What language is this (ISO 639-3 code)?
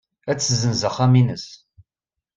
kab